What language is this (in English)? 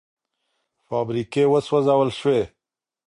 Pashto